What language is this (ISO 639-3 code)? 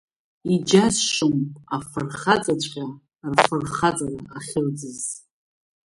abk